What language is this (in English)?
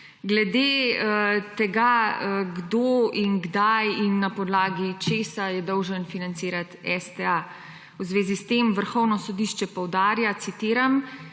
Slovenian